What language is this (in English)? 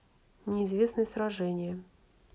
Russian